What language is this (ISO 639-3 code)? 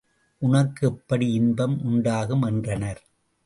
tam